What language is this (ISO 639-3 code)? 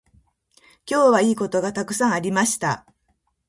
jpn